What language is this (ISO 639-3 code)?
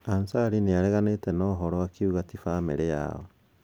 kik